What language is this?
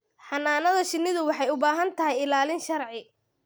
Somali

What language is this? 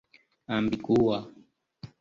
Esperanto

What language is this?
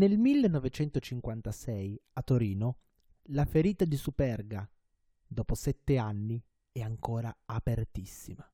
Italian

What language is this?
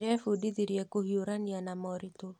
Kikuyu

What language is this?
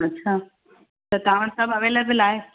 Sindhi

